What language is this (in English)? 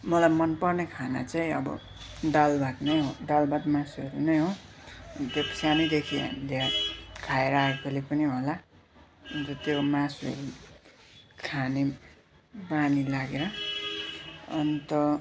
Nepali